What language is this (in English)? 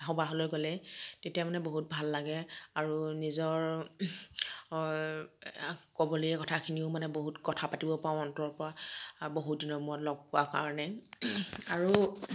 Assamese